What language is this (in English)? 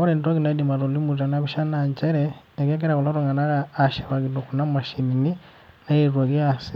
Masai